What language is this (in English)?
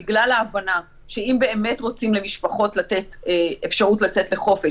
Hebrew